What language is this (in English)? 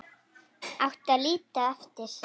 Icelandic